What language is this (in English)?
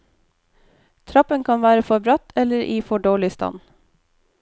Norwegian